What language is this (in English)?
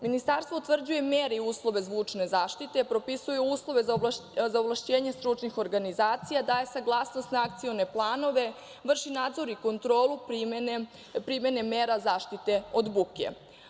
Serbian